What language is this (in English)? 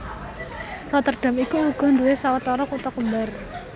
Javanese